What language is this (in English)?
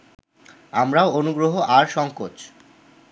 Bangla